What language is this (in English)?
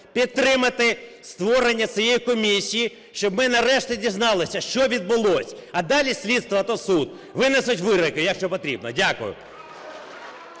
Ukrainian